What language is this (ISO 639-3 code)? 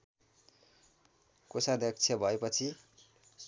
nep